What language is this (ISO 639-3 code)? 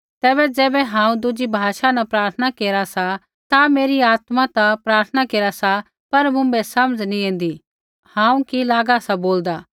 kfx